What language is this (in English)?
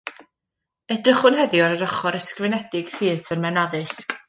Welsh